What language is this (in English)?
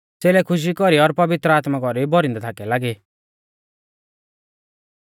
Mahasu Pahari